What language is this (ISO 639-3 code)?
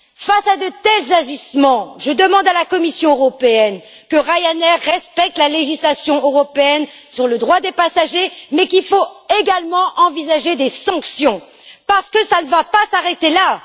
fra